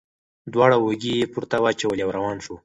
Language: Pashto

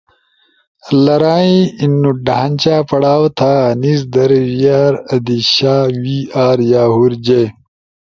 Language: Ushojo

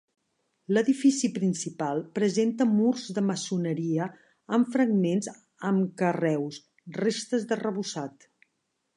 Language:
Catalan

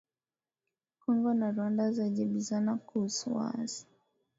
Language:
Swahili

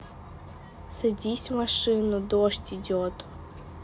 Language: Russian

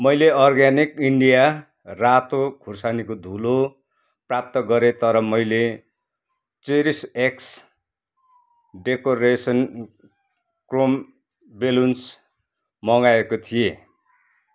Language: Nepali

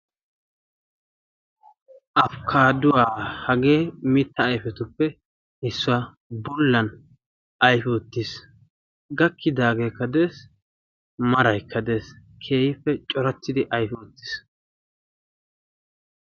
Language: Wolaytta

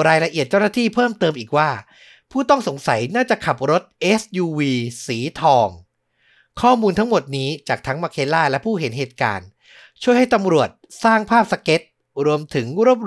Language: Thai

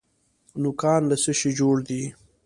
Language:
Pashto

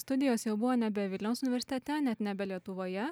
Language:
Lithuanian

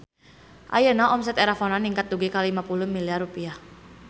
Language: Sundanese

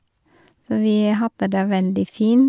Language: Norwegian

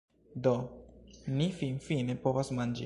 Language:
Esperanto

